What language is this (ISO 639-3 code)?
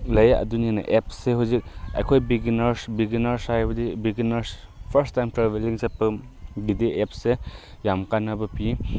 mni